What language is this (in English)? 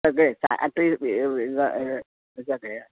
Konkani